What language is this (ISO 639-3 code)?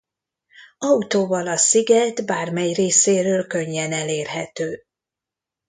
hun